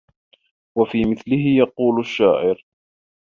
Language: Arabic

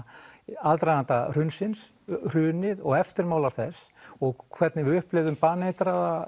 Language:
Icelandic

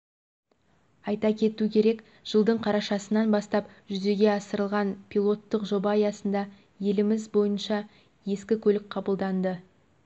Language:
Kazakh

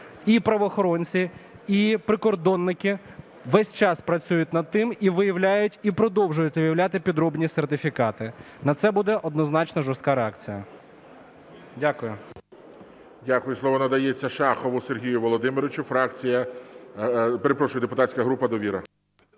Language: Ukrainian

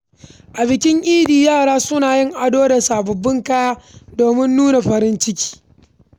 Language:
Hausa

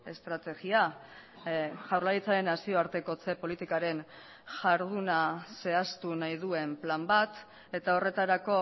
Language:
Basque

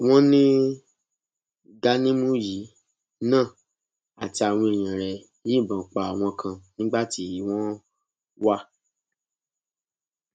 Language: Yoruba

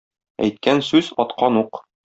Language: Tatar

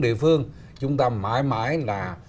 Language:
Vietnamese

